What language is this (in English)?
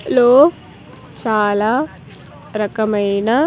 Telugu